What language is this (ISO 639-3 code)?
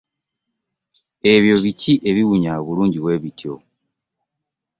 lug